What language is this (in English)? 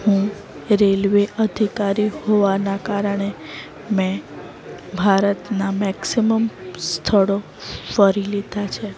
Gujarati